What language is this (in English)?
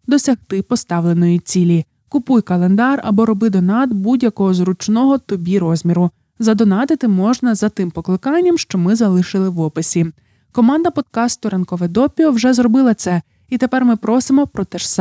Ukrainian